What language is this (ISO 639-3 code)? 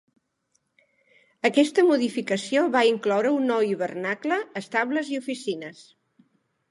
cat